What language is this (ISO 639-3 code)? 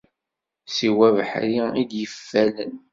kab